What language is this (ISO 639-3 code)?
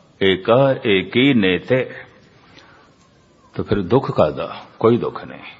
hin